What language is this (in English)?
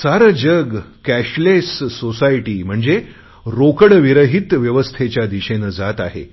Marathi